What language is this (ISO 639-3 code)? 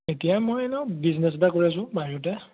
asm